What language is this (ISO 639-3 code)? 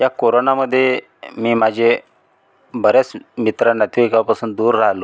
mar